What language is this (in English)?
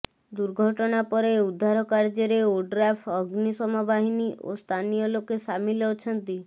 Odia